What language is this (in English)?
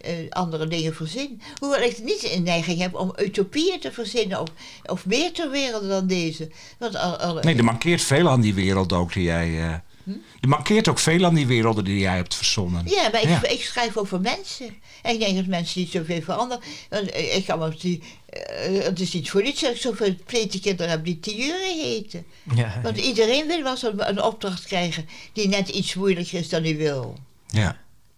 Dutch